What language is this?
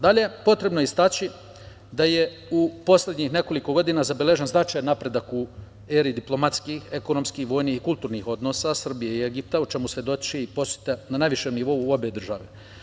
Serbian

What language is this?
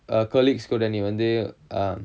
English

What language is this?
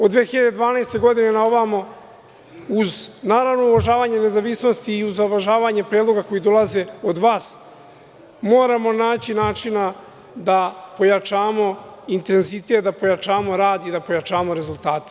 Serbian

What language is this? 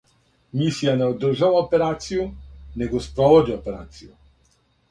Serbian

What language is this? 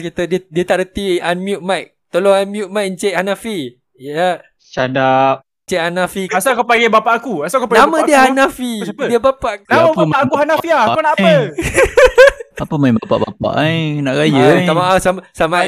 Malay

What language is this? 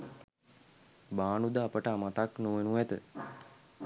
Sinhala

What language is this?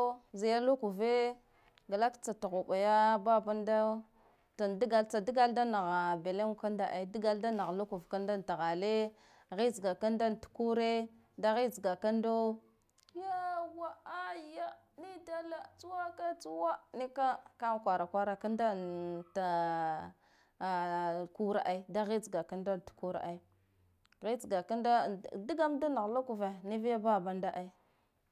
Guduf-Gava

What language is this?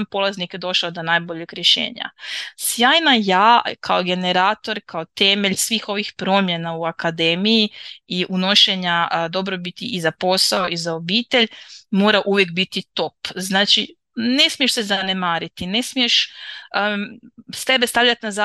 Croatian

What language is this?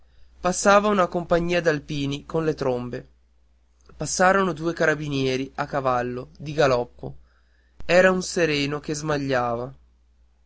Italian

